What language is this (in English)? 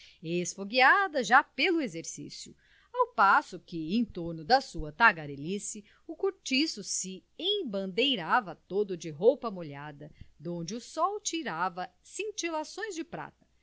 Portuguese